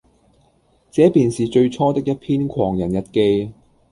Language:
Cantonese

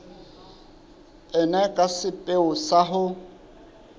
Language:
Southern Sotho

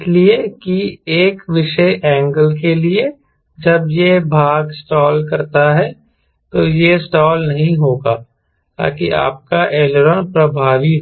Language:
Hindi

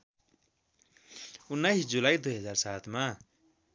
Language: Nepali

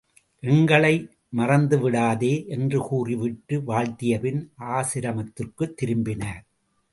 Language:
Tamil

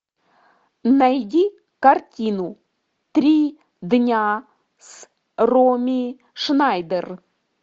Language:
Russian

